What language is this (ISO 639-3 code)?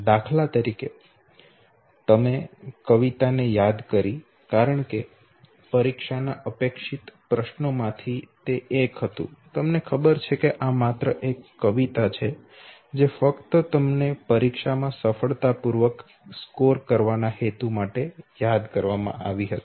guj